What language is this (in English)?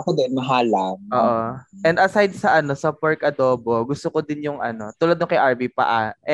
Filipino